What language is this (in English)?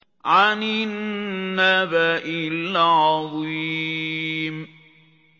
Arabic